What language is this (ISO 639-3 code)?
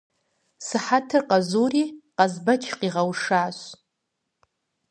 kbd